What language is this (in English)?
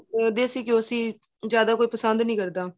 Punjabi